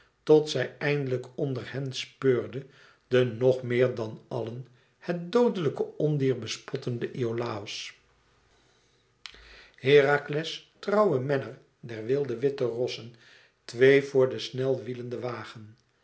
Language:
Dutch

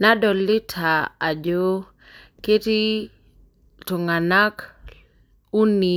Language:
Masai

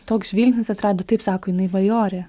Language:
Lithuanian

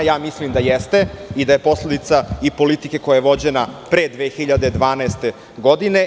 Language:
Serbian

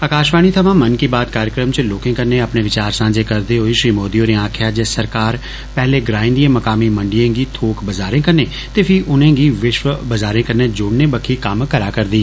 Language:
Dogri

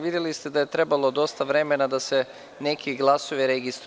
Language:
Serbian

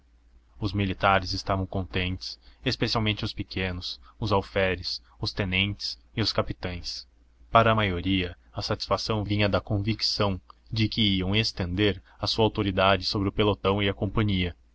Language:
Portuguese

